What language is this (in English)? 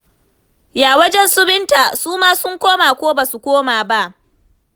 Hausa